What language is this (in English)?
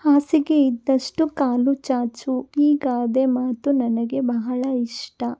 Kannada